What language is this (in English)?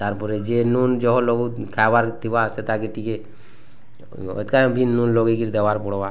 Odia